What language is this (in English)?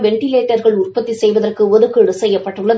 Tamil